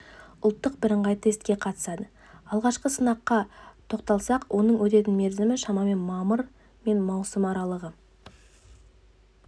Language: Kazakh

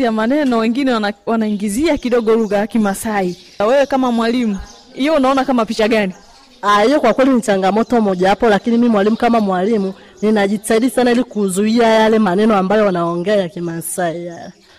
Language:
Swahili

